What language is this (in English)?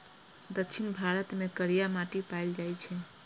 Maithili